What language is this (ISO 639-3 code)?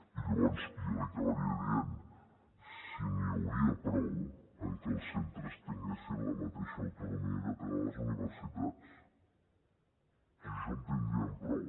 cat